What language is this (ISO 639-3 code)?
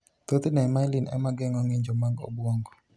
luo